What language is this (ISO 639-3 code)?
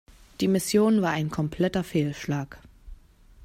deu